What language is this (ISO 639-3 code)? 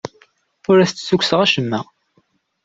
kab